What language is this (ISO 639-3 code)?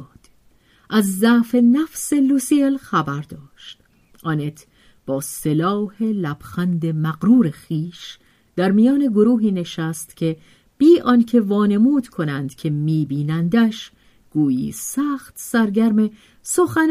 fas